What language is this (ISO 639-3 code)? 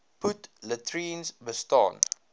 afr